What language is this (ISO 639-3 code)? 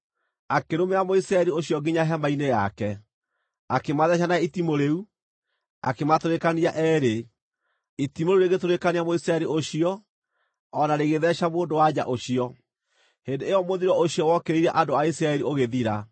kik